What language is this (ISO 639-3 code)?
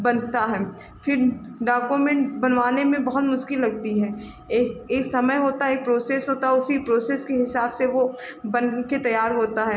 hin